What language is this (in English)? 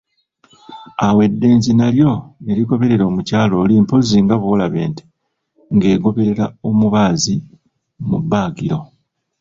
Ganda